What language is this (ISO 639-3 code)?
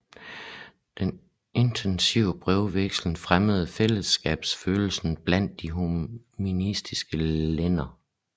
dan